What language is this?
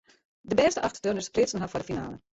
Western Frisian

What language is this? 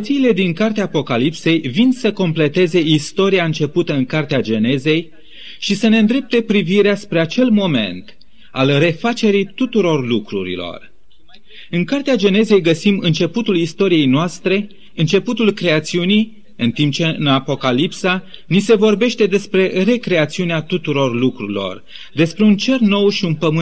Romanian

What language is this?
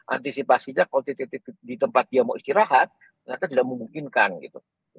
Indonesian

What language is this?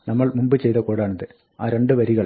Malayalam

